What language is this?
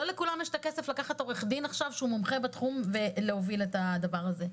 Hebrew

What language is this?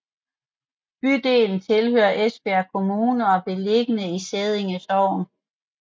Danish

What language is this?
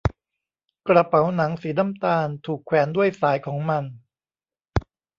Thai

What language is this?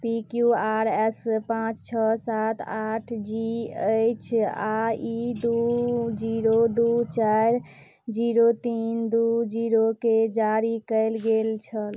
Maithili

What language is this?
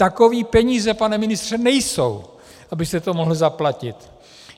Czech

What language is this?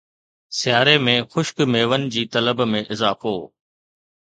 Sindhi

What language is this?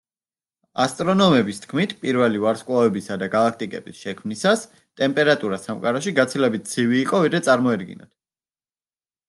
Georgian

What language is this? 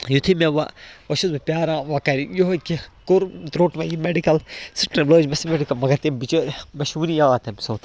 Kashmiri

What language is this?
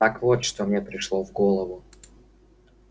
Russian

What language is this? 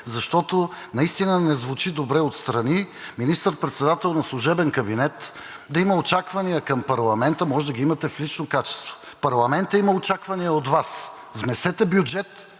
Bulgarian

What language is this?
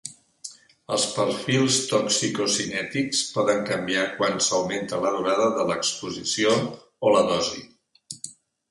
Catalan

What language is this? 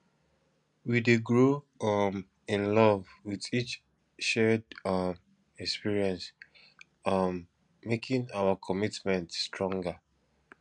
Nigerian Pidgin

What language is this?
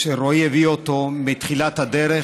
Hebrew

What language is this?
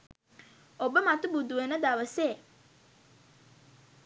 Sinhala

